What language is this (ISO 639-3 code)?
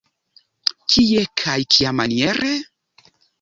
epo